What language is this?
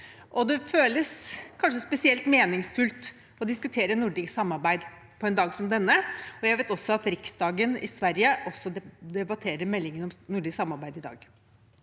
Norwegian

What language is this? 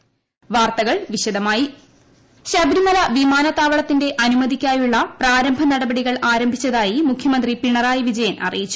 Malayalam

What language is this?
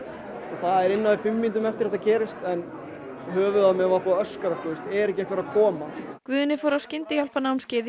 Icelandic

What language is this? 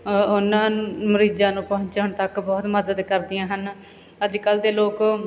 Punjabi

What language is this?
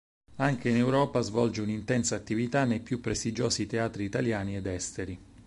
Italian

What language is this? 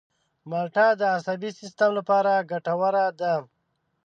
Pashto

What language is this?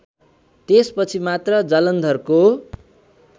Nepali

